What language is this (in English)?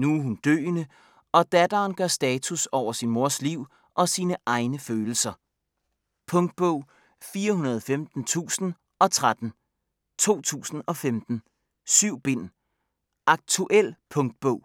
Danish